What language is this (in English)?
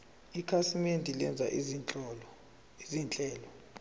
Zulu